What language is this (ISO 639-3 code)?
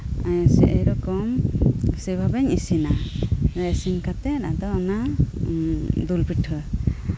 sat